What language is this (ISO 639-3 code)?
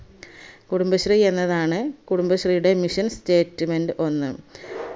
mal